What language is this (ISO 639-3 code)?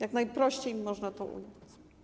pol